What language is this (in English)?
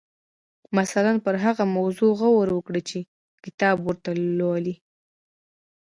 Pashto